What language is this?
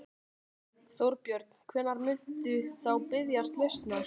Icelandic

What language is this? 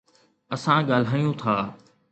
Sindhi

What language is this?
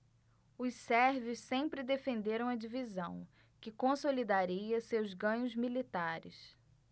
Portuguese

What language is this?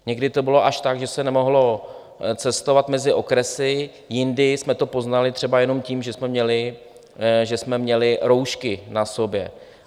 Czech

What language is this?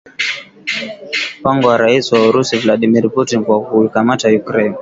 Swahili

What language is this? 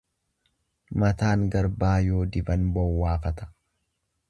Oromo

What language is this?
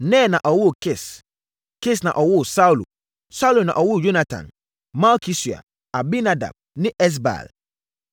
Akan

